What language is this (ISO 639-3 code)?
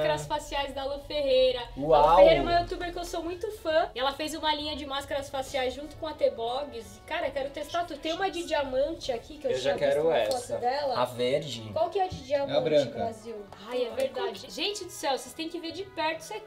por